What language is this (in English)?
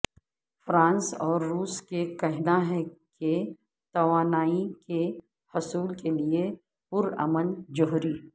Urdu